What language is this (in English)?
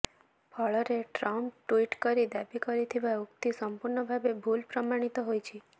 Odia